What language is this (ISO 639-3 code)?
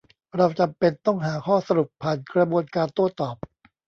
tha